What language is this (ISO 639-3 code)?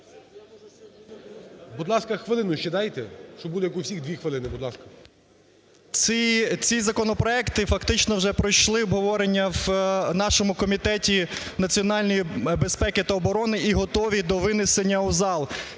ukr